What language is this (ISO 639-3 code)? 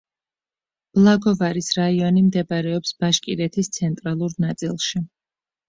kat